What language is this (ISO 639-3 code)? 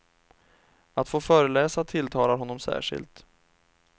swe